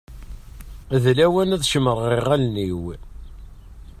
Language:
Kabyle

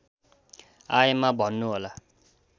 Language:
Nepali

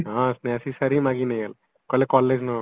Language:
Odia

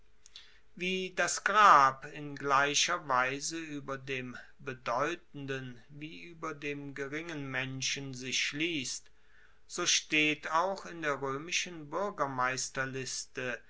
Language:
German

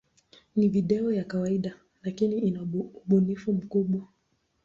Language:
Swahili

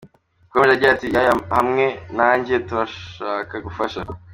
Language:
Kinyarwanda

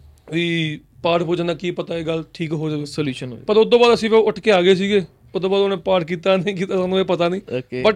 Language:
Punjabi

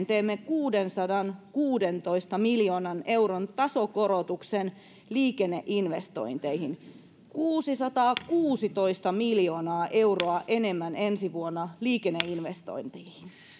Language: Finnish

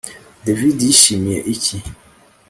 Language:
Kinyarwanda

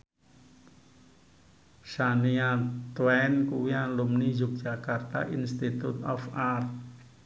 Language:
Javanese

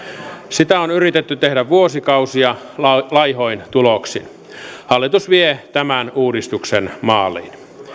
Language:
Finnish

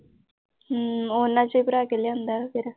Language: Punjabi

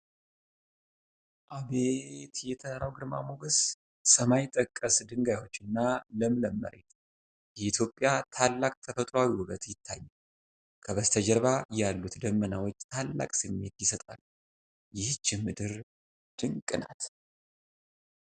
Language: Amharic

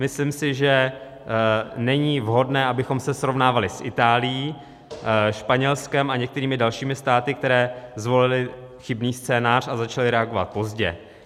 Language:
Czech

